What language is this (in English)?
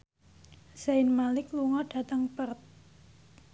Javanese